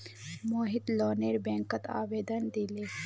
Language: Magahi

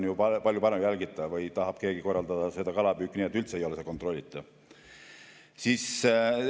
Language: Estonian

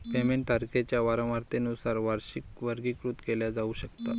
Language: Marathi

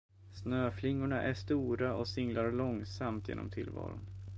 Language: Swedish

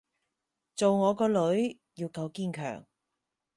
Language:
Cantonese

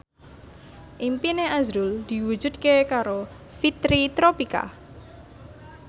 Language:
Javanese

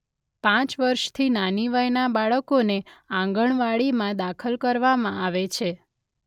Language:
Gujarati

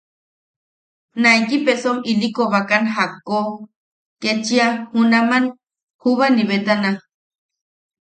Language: Yaqui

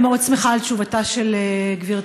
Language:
Hebrew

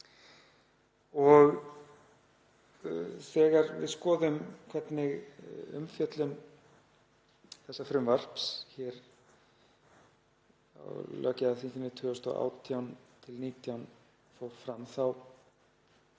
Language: Icelandic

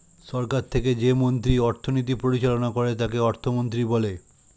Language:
Bangla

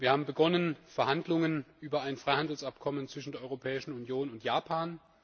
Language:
German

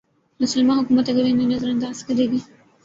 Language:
Urdu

